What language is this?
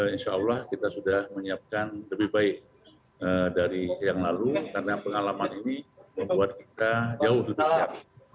Indonesian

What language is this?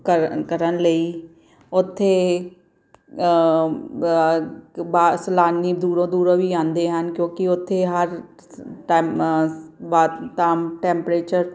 Punjabi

